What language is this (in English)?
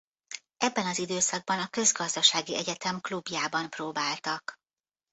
Hungarian